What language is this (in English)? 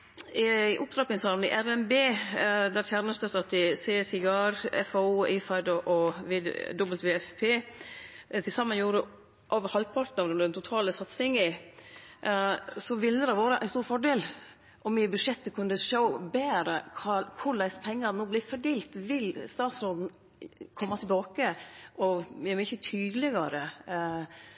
Norwegian Nynorsk